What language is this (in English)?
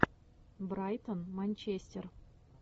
Russian